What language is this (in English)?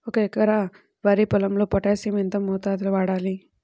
Telugu